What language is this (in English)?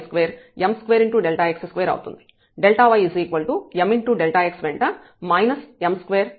Telugu